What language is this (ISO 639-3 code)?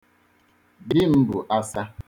ibo